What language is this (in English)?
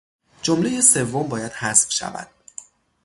Persian